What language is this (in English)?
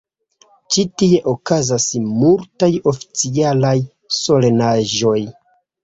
Esperanto